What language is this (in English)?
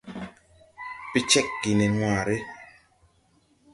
Tupuri